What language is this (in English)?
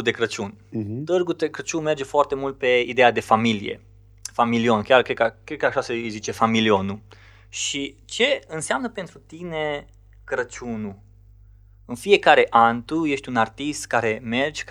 Romanian